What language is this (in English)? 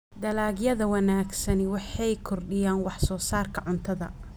Somali